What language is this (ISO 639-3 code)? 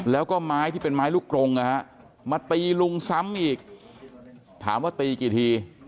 tha